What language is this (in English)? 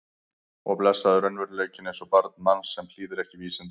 Icelandic